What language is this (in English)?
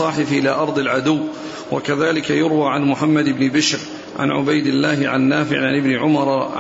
Arabic